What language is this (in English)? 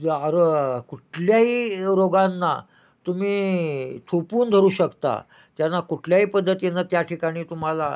Marathi